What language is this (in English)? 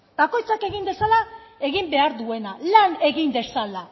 Basque